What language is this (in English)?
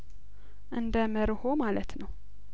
Amharic